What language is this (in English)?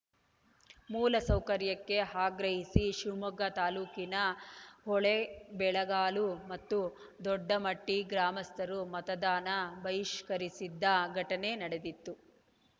Kannada